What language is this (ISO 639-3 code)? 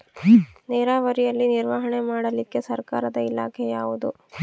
kan